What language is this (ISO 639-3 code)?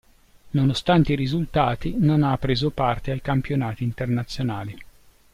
ita